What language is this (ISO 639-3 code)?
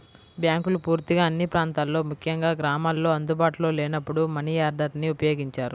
tel